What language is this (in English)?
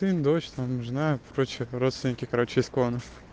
Russian